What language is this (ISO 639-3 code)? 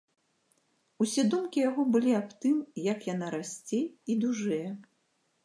bel